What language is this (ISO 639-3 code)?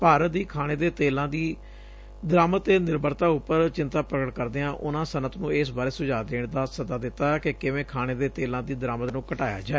pan